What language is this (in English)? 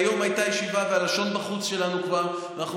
Hebrew